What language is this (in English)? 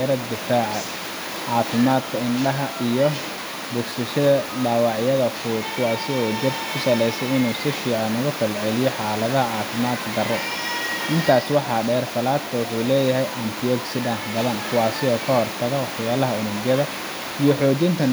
Somali